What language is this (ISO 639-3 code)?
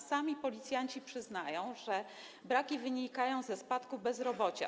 pol